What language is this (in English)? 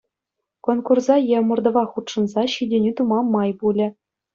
Chuvash